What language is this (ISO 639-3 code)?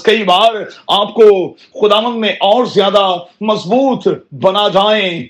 urd